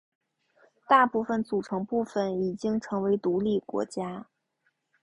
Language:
Chinese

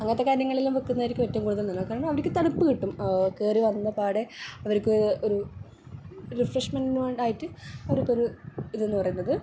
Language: Malayalam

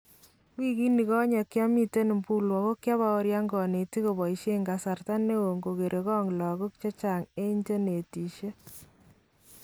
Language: Kalenjin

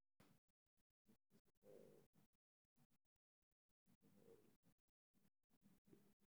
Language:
Somali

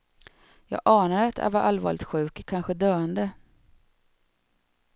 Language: Swedish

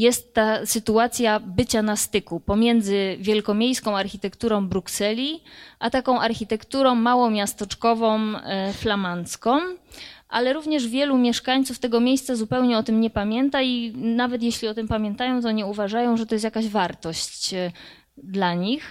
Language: Polish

